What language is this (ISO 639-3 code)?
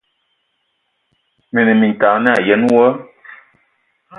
ewo